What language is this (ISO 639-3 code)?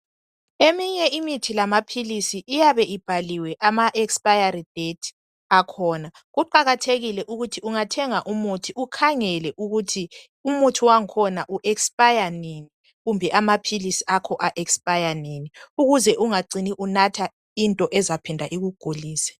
nde